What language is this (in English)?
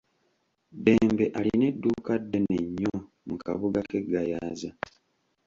Ganda